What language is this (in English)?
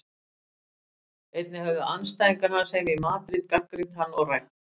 Icelandic